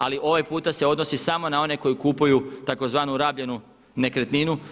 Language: Croatian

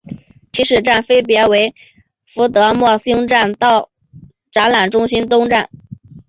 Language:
Chinese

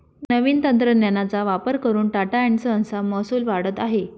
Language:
Marathi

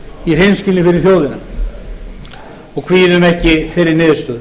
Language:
Icelandic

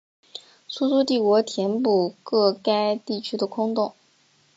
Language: Chinese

